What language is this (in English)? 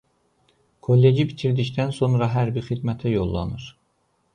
Azerbaijani